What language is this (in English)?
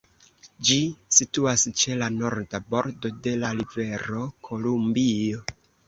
Esperanto